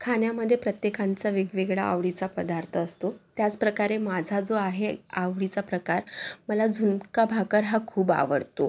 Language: Marathi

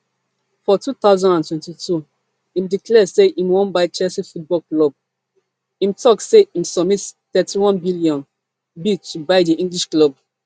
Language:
Nigerian Pidgin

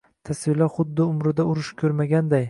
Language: Uzbek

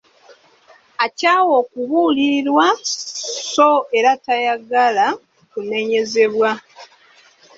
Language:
Ganda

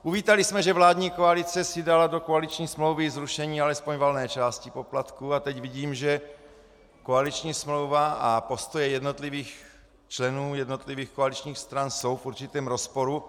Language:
Czech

